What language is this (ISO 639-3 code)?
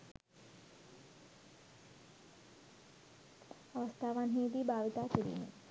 sin